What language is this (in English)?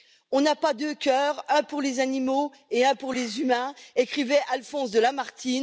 French